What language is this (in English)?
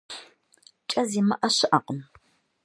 Kabardian